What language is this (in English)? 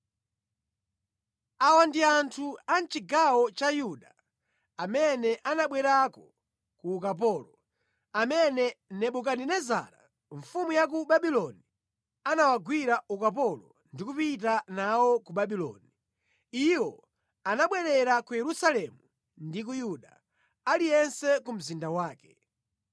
Nyanja